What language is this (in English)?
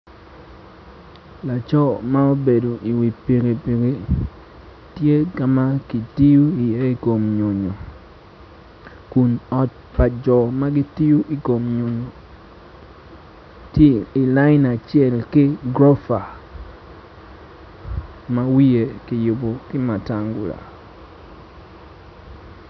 Acoli